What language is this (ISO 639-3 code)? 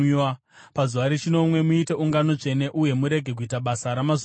sna